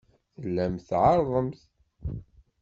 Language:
Kabyle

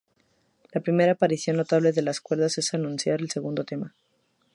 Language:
Spanish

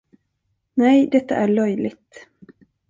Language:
Swedish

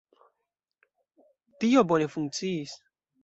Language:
Esperanto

